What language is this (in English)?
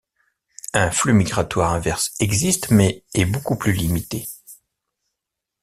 French